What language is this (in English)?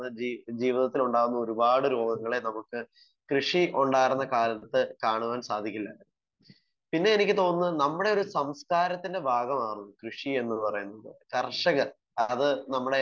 Malayalam